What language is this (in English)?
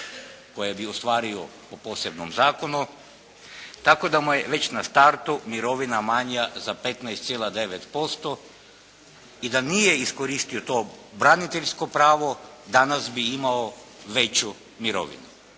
Croatian